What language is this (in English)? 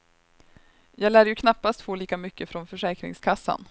Swedish